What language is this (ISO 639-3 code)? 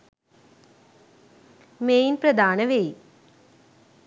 sin